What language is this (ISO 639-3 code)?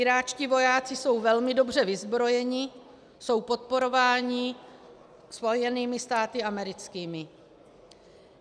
ces